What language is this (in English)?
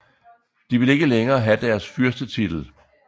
Danish